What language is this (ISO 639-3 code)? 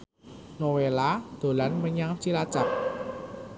jav